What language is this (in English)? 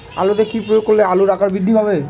Bangla